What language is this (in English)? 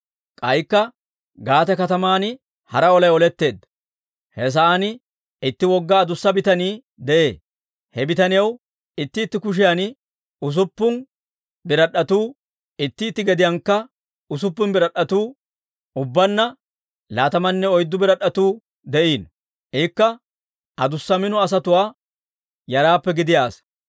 Dawro